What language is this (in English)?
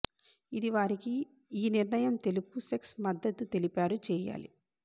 Telugu